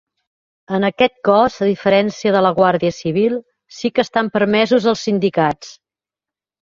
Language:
Catalan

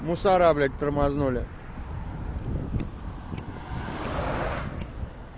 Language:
Russian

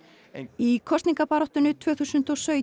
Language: Icelandic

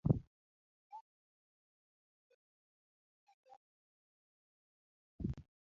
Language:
Luo (Kenya and Tanzania)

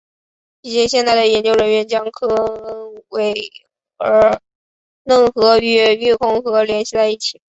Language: Chinese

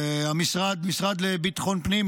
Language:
Hebrew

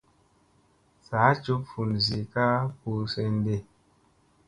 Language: Musey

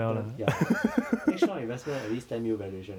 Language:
English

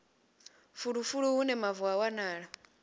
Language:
Venda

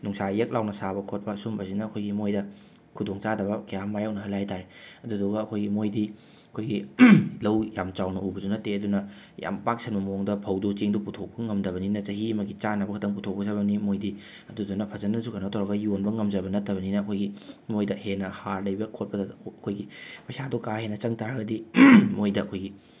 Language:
Manipuri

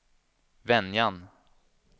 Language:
Swedish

